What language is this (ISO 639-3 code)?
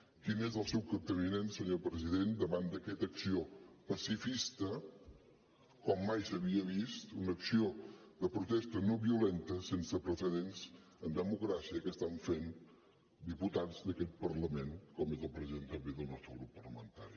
cat